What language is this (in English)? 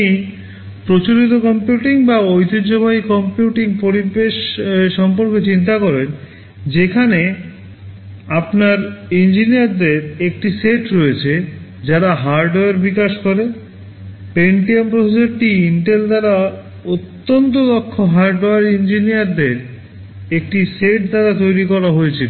Bangla